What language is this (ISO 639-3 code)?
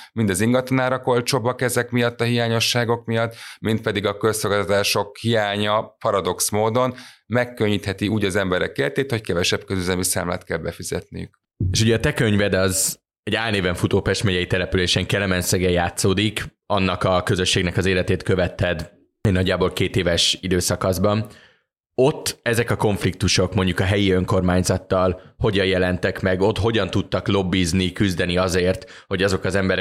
hun